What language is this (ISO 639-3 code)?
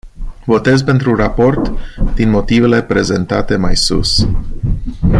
ron